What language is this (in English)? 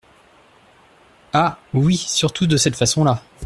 French